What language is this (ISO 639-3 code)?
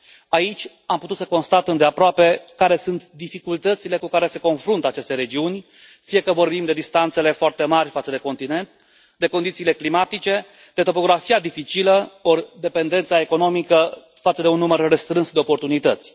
ron